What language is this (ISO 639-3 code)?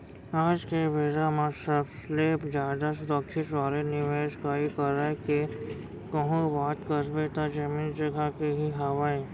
hne